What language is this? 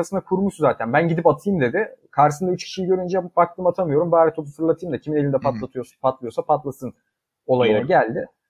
Turkish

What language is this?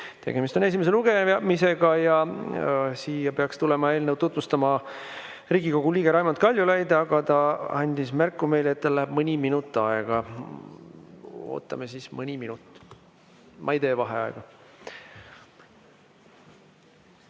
Estonian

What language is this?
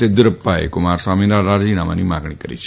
Gujarati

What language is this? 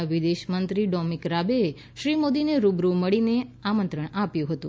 Gujarati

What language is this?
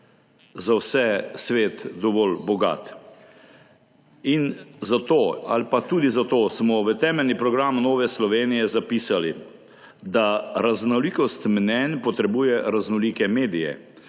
Slovenian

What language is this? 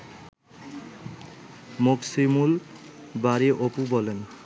Bangla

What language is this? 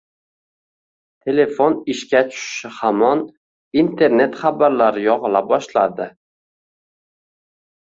Uzbek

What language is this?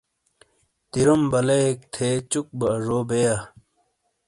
Shina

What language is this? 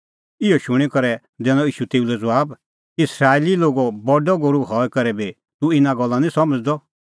Kullu Pahari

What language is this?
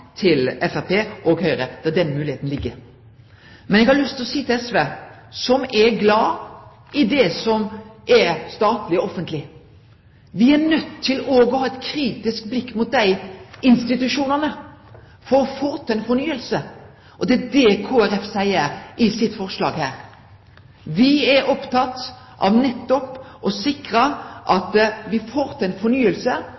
Norwegian Nynorsk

